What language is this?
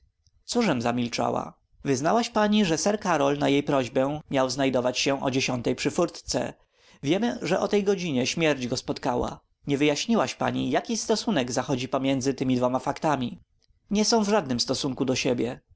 Polish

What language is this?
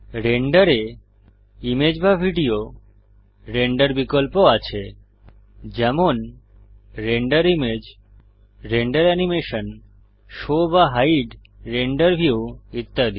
Bangla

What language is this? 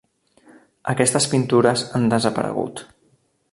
Catalan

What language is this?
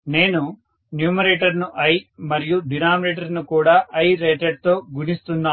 Telugu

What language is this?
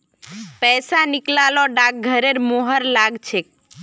Magahi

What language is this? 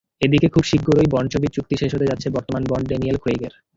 Bangla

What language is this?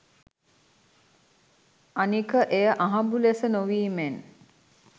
Sinhala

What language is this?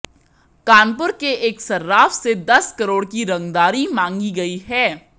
Hindi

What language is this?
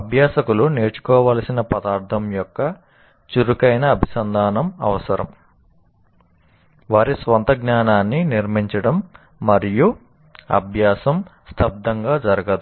Telugu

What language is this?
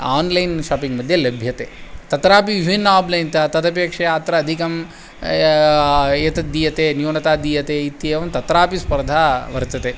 Sanskrit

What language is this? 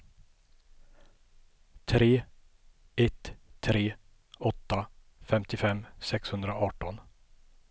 Swedish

